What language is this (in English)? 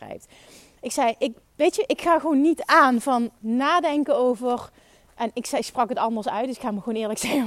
Dutch